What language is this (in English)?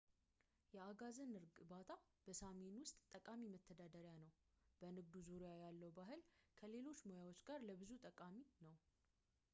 Amharic